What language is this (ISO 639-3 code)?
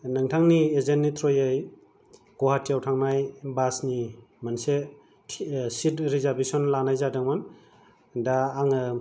brx